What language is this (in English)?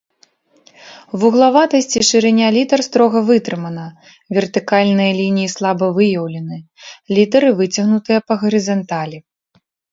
Belarusian